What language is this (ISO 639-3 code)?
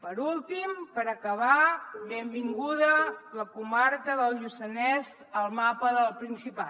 cat